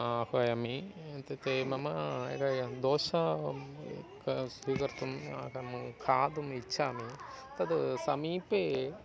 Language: Sanskrit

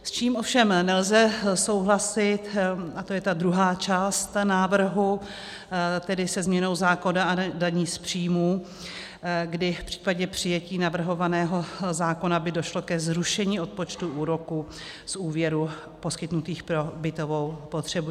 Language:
Czech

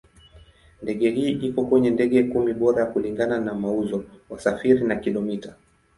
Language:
Swahili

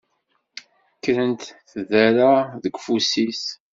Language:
Kabyle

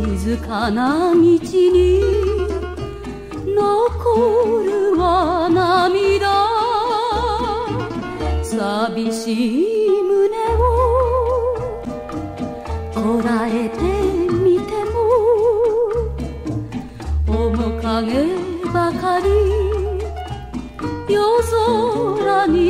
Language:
Korean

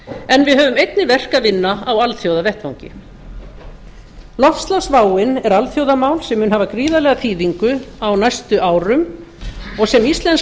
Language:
Icelandic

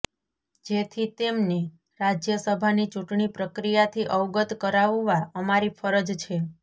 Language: Gujarati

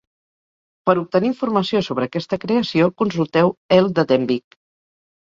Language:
Catalan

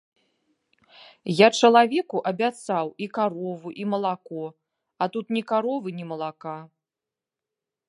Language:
Belarusian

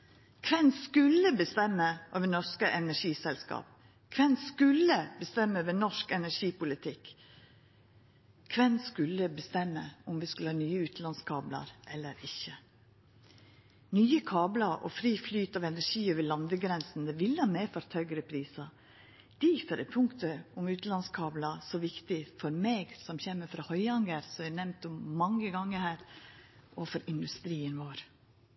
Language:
Norwegian Nynorsk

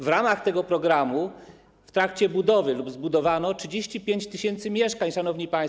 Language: Polish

